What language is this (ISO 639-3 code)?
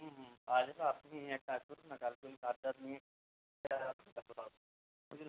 ben